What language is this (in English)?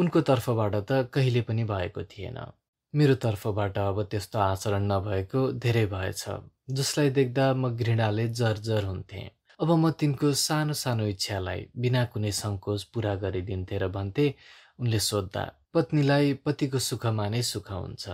Romanian